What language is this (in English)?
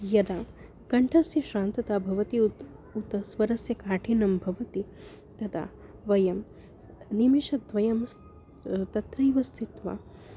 Sanskrit